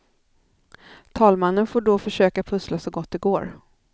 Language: Swedish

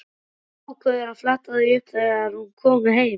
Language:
Icelandic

